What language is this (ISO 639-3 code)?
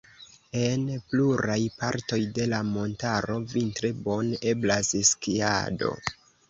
epo